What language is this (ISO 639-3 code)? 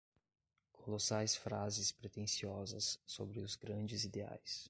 por